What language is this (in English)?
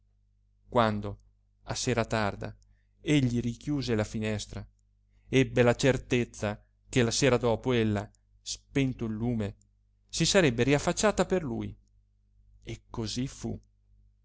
Italian